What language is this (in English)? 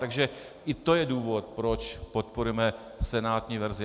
Czech